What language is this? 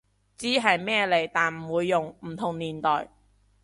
Cantonese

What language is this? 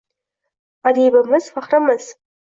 Uzbek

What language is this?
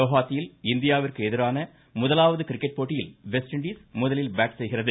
Tamil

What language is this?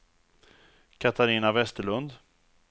Swedish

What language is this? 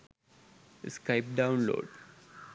Sinhala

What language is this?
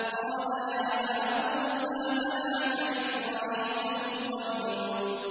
Arabic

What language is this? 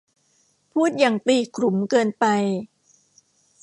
Thai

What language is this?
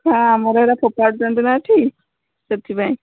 Odia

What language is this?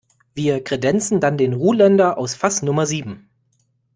German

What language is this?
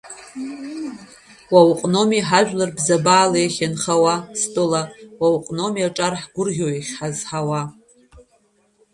Abkhazian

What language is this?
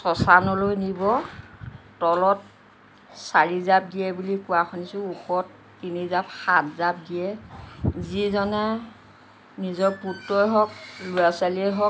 Assamese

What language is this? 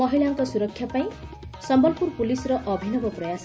Odia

